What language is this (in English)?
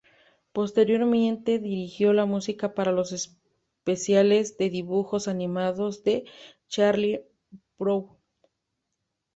Spanish